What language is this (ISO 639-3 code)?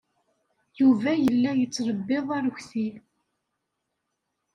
kab